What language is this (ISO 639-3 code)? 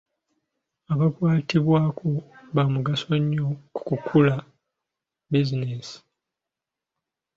lug